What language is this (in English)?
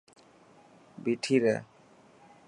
Dhatki